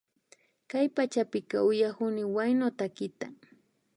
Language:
Imbabura Highland Quichua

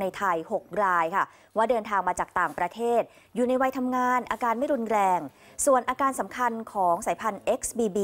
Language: Thai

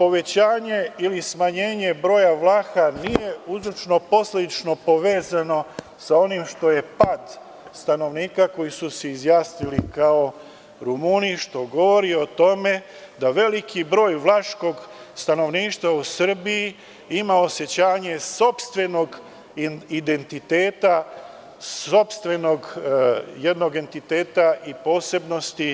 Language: Serbian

